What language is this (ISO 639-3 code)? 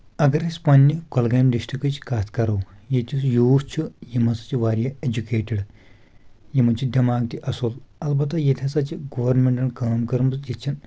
kas